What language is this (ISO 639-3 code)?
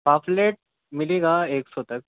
urd